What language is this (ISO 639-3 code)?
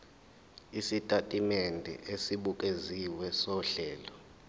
zul